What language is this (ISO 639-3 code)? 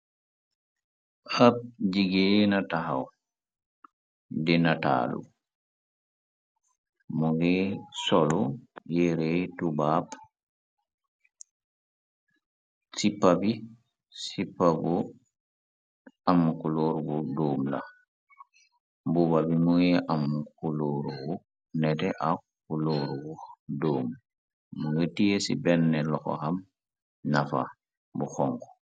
wol